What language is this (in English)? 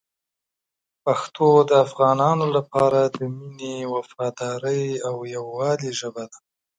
Pashto